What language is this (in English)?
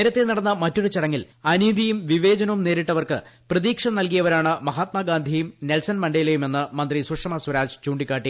Malayalam